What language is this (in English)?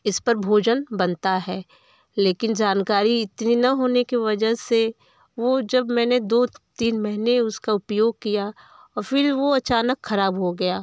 Hindi